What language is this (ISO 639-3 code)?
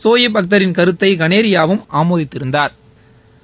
tam